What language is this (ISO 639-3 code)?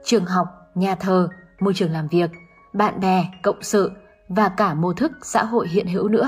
vie